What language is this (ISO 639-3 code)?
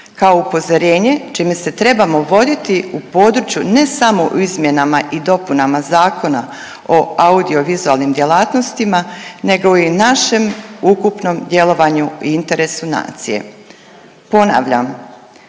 hrv